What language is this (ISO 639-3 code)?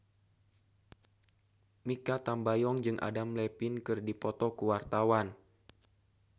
sun